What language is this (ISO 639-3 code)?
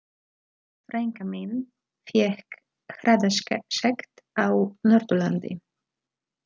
isl